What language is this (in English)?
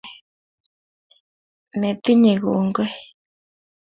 Kalenjin